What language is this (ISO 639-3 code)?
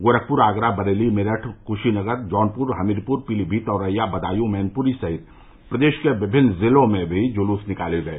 hin